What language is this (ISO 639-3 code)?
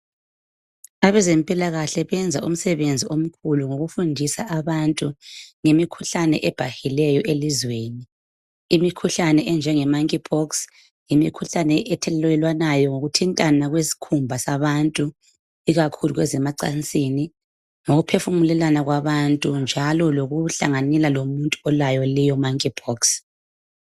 nde